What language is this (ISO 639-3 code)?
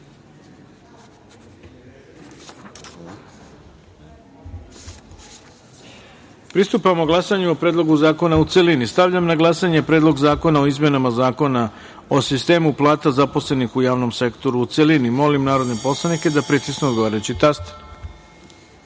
srp